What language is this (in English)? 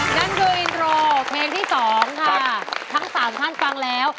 Thai